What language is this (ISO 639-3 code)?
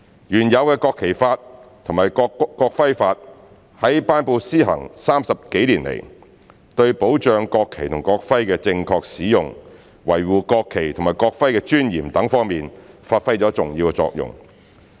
yue